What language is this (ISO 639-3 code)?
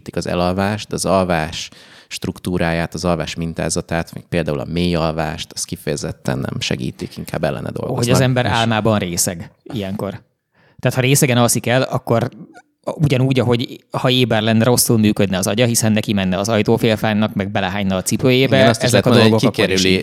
hun